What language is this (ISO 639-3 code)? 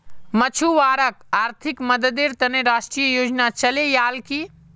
mag